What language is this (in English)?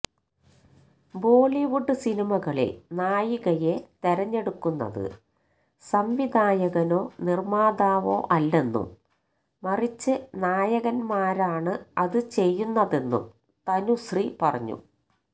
Malayalam